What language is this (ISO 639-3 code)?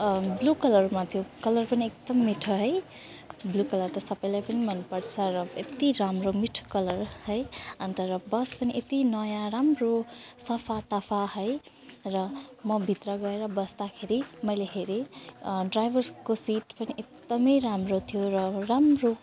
nep